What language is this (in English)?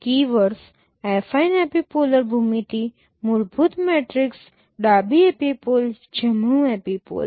Gujarati